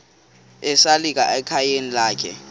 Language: Xhosa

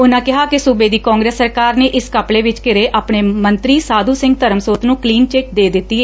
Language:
Punjabi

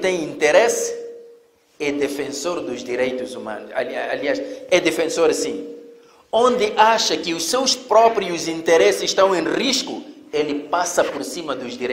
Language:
Portuguese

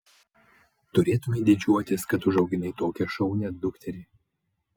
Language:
Lithuanian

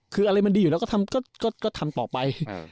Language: Thai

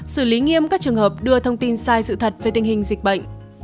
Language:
Vietnamese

